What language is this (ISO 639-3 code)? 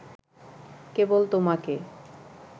ben